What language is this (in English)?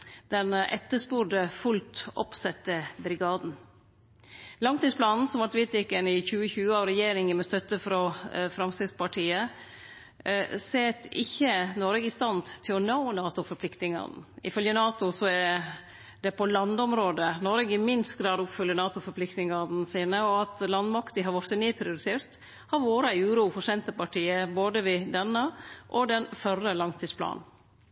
Norwegian Nynorsk